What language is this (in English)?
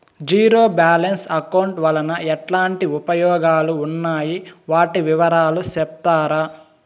Telugu